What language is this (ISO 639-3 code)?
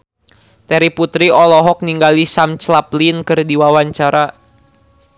sun